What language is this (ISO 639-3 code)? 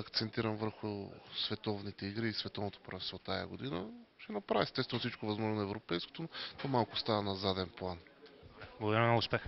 bul